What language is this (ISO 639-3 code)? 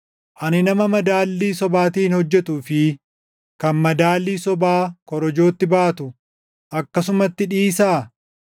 orm